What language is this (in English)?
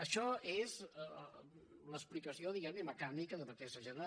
Catalan